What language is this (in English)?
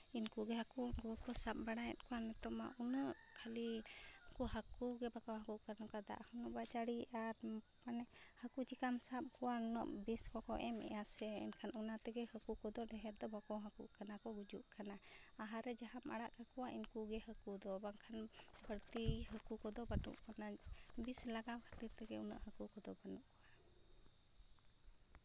Santali